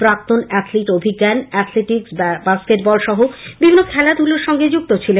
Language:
Bangla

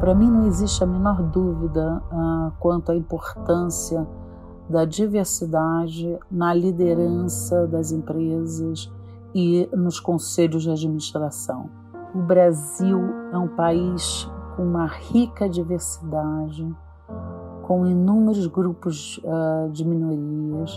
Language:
Portuguese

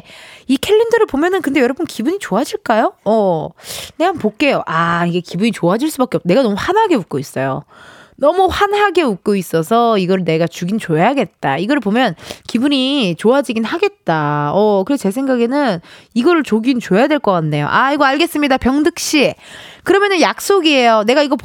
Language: Korean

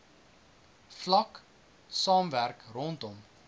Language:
Afrikaans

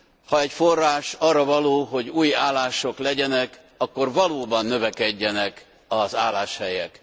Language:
Hungarian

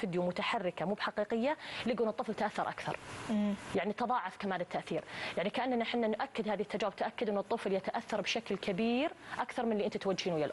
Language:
Arabic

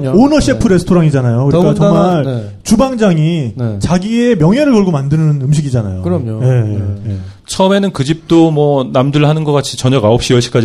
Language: Korean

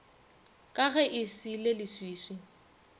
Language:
Northern Sotho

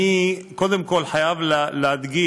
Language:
Hebrew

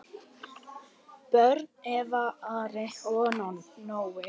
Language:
Icelandic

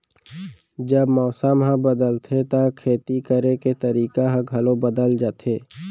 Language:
Chhattisgarhi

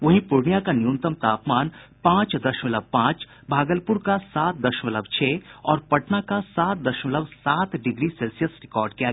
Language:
Hindi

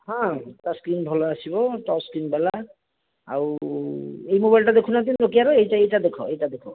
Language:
Odia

